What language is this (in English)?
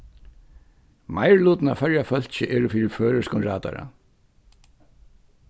Faroese